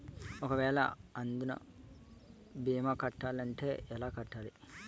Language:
Telugu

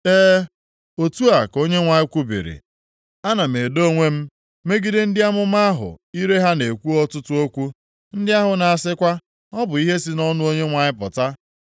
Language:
Igbo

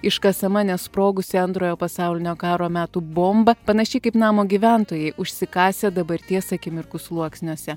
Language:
Lithuanian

